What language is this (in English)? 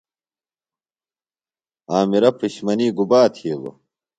Phalura